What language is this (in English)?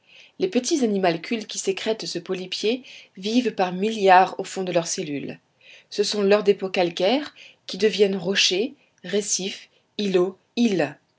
French